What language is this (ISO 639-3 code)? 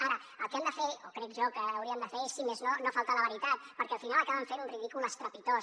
cat